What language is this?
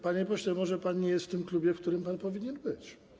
Polish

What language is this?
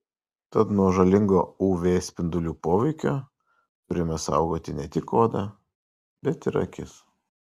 Lithuanian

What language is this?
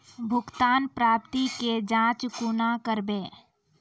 Maithili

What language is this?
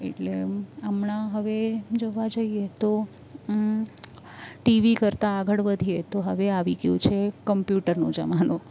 Gujarati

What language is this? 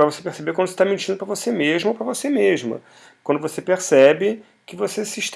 Portuguese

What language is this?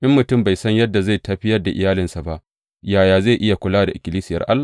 Hausa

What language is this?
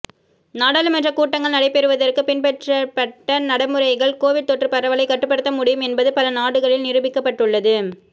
Tamil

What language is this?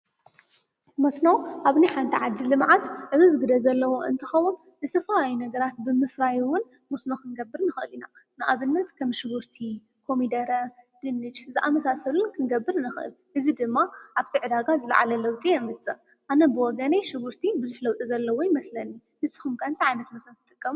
Tigrinya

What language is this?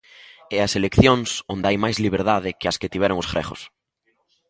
Galician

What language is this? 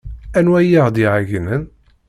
Kabyle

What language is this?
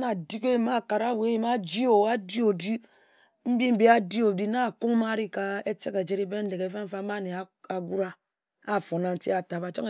Ejagham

